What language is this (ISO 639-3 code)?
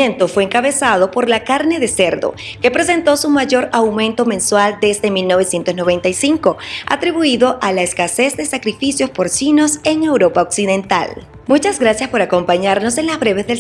spa